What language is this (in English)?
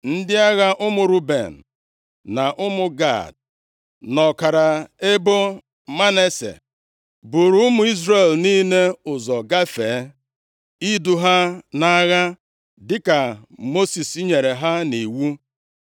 Igbo